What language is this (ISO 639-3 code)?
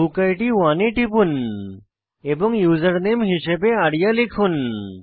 ben